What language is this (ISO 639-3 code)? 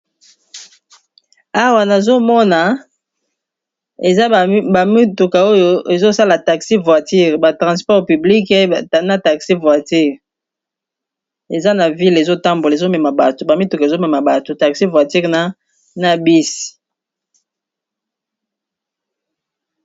lin